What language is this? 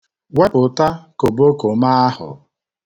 Igbo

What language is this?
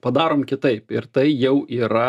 Lithuanian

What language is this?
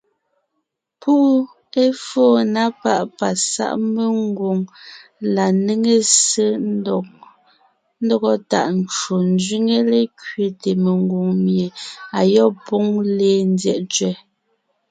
Ngiemboon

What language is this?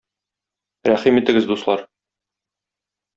Tatar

